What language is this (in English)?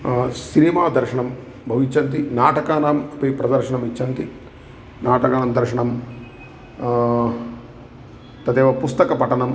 Sanskrit